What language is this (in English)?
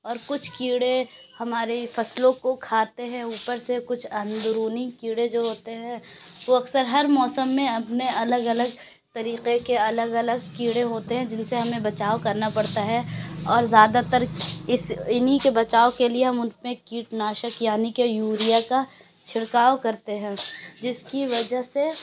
Urdu